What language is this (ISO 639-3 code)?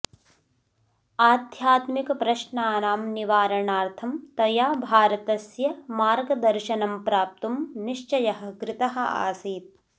san